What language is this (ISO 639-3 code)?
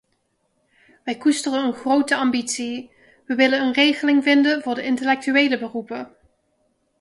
nld